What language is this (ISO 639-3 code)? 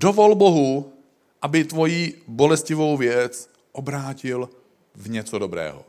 ces